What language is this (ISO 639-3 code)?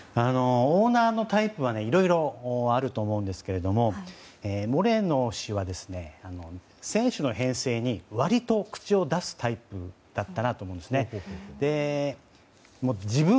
jpn